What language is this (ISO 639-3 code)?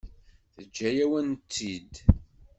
kab